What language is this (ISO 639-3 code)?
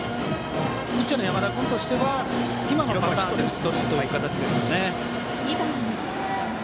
jpn